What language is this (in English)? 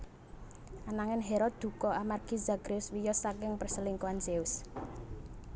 Javanese